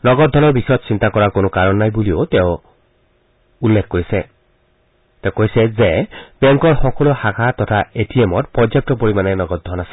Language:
Assamese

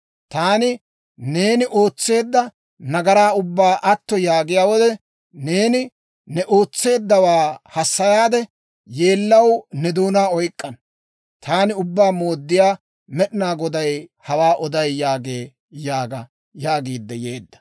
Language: Dawro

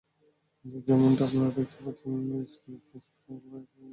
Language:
Bangla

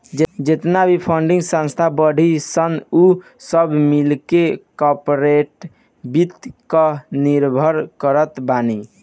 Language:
Bhojpuri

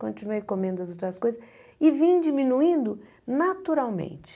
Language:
Portuguese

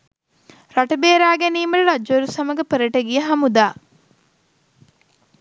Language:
Sinhala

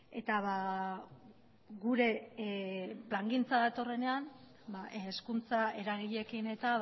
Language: Basque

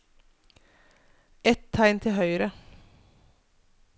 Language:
Norwegian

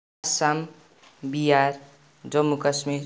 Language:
Nepali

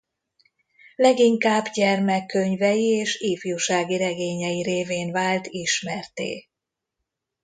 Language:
Hungarian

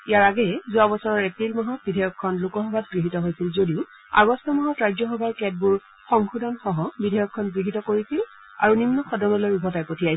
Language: Assamese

